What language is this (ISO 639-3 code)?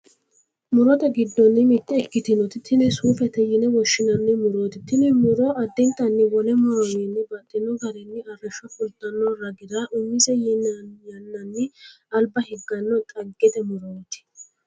sid